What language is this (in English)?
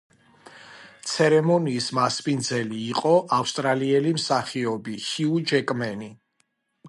Georgian